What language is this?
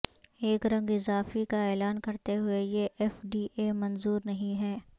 Urdu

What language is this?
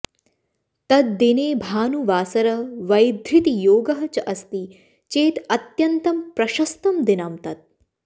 Sanskrit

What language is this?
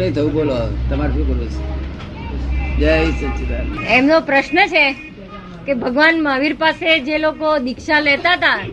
Gujarati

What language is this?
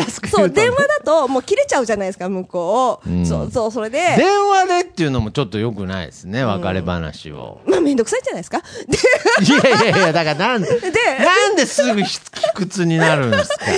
Japanese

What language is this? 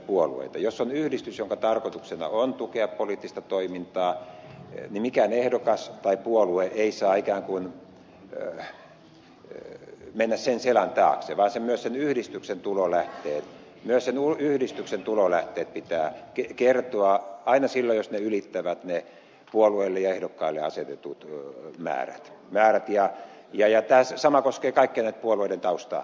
Finnish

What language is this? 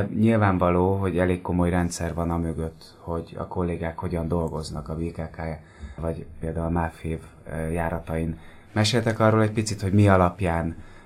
Hungarian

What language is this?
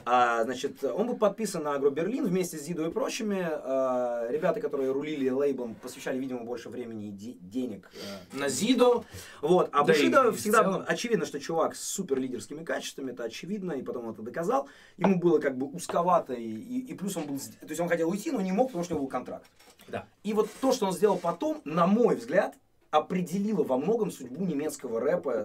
Russian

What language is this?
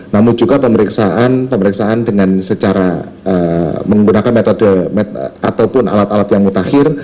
Indonesian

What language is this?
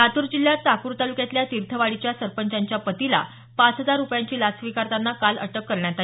Marathi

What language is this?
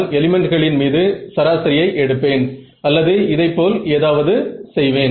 Tamil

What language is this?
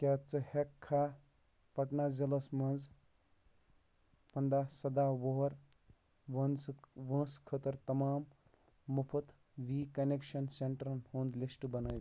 Kashmiri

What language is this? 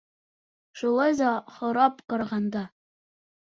Bashkir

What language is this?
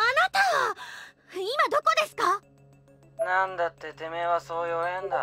Japanese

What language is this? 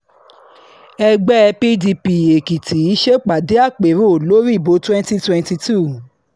Yoruba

